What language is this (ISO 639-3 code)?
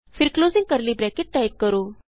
pan